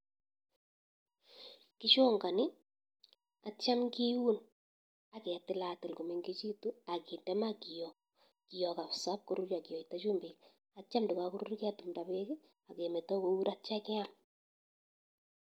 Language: Kalenjin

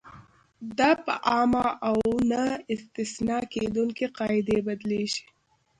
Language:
Pashto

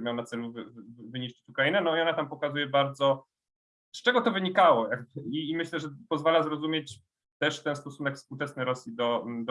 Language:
Polish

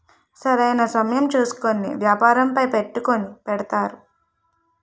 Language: Telugu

